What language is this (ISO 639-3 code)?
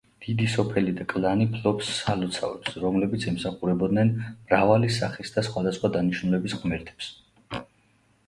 kat